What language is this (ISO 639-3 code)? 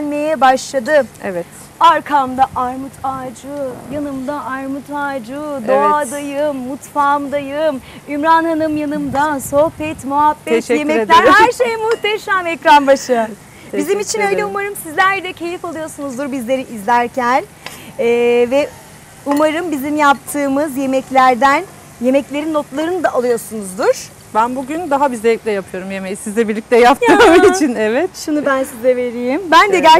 tur